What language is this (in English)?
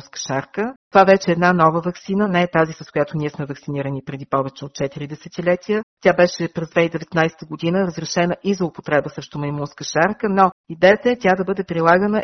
Bulgarian